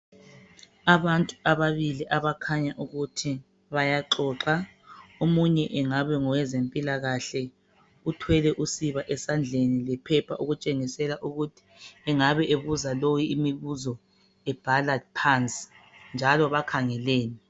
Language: North Ndebele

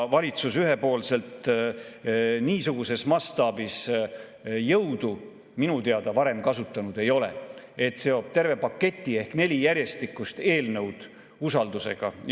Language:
Estonian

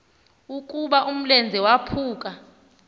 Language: Xhosa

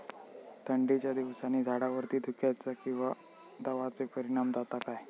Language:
Marathi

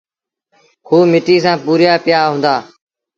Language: Sindhi Bhil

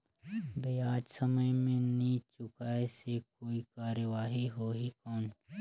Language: Chhattisgarhi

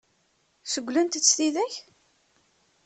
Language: Kabyle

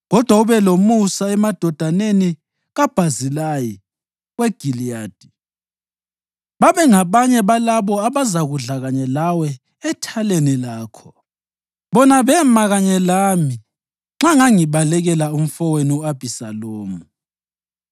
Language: North Ndebele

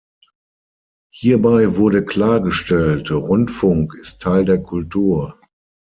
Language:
German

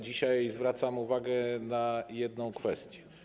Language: Polish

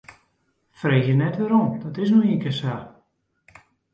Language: Western Frisian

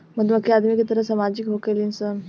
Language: Bhojpuri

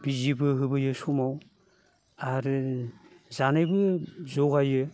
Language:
Bodo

